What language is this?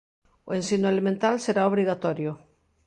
Galician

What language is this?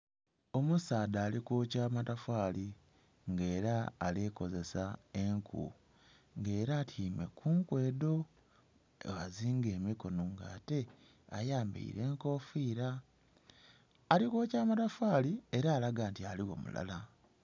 Soga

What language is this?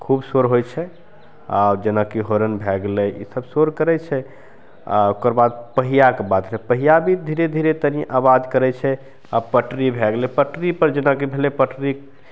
Maithili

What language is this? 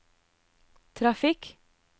Norwegian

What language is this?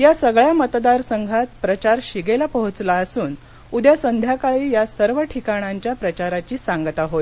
Marathi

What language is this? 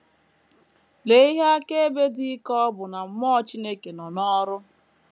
Igbo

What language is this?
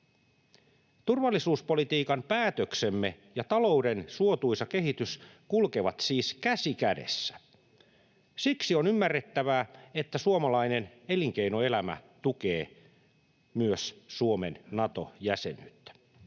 Finnish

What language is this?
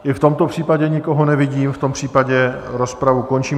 Czech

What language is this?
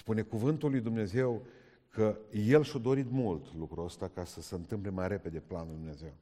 Romanian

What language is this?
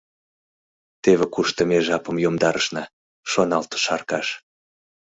Mari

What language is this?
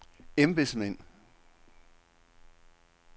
Danish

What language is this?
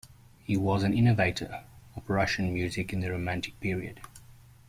English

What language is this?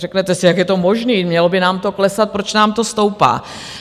Czech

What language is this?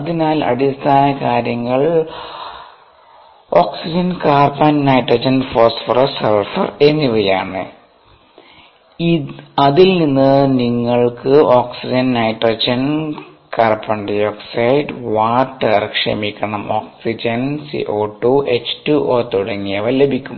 Malayalam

